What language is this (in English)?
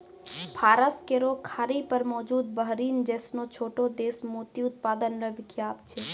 Maithili